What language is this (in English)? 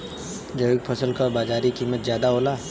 Bhojpuri